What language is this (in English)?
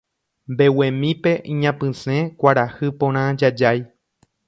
Guarani